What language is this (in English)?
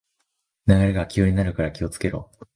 Japanese